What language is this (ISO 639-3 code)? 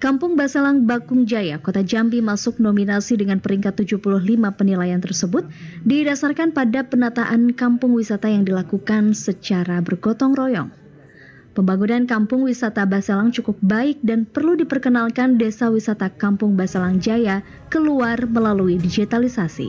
ind